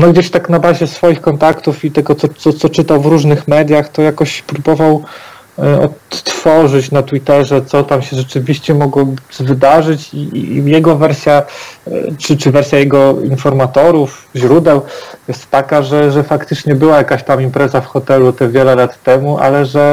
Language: Polish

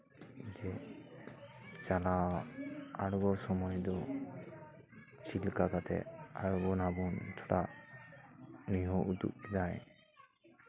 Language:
Santali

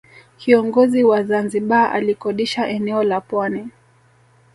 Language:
Swahili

